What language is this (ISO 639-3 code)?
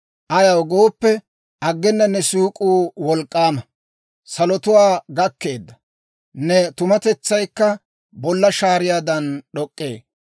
dwr